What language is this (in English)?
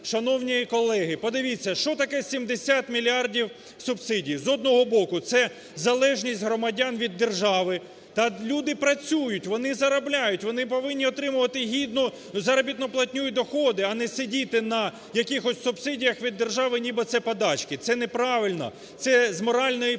Ukrainian